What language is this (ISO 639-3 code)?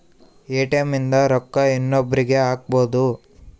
kan